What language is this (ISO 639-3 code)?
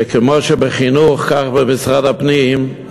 heb